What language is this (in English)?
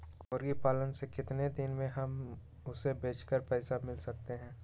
Magahi